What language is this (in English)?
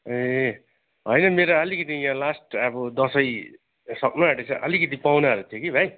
Nepali